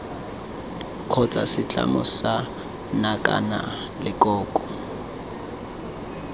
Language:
Tswana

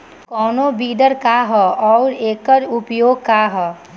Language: Bhojpuri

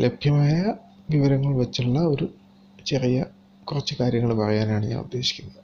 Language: Malayalam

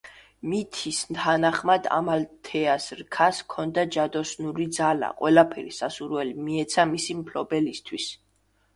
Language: Georgian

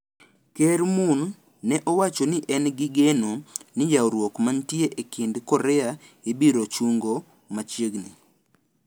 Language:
Luo (Kenya and Tanzania)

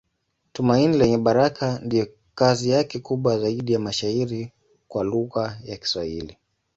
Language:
Swahili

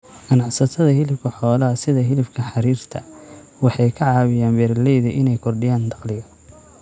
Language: Somali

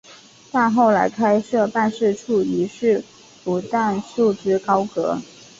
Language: Chinese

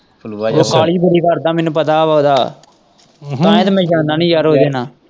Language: Punjabi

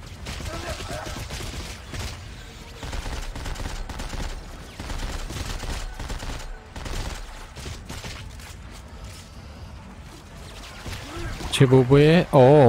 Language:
Romanian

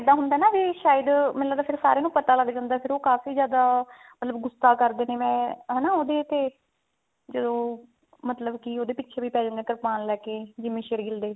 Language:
Punjabi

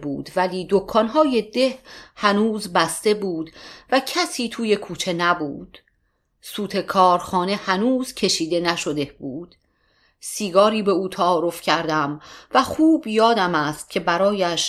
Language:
Persian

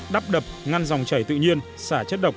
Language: Vietnamese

